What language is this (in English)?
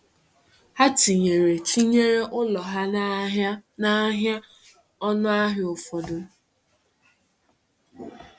Igbo